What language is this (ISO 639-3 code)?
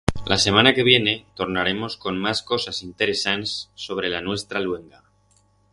arg